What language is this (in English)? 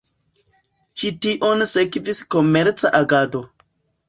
Esperanto